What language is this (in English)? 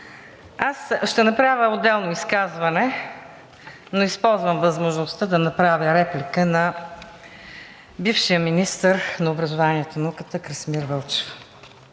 Bulgarian